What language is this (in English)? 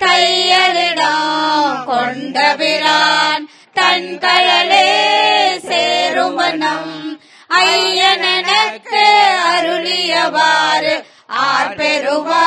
Tamil